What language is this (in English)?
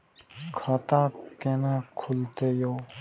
Maithili